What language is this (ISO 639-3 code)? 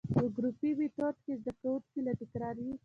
pus